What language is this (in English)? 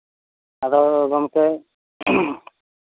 Santali